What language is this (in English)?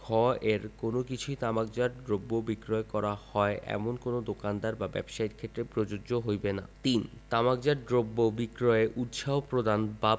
Bangla